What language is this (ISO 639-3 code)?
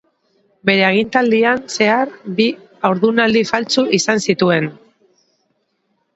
eus